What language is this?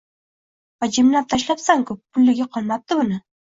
Uzbek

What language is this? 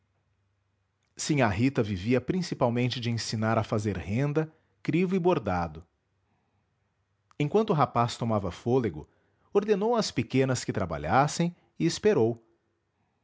Portuguese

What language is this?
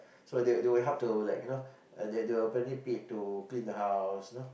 English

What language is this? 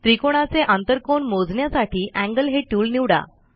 Marathi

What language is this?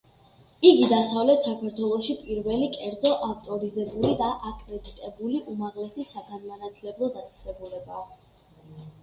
Georgian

